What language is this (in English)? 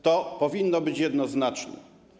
Polish